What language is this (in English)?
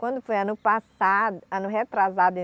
Portuguese